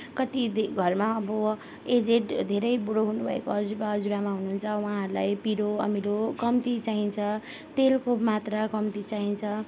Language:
Nepali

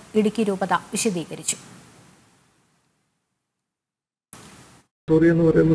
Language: Malayalam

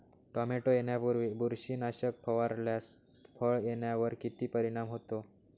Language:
Marathi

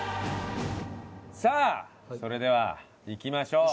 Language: Japanese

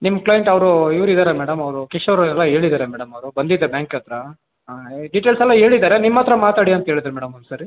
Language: Kannada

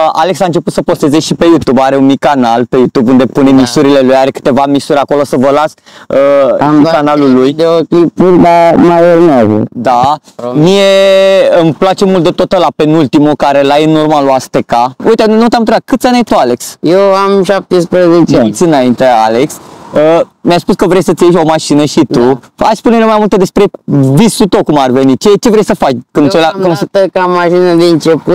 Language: Romanian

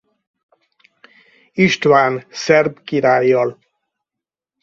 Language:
Hungarian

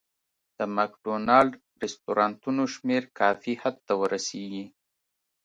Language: Pashto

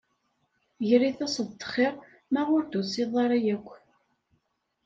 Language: Kabyle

